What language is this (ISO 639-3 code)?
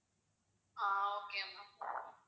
tam